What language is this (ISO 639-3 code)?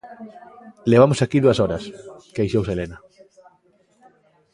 glg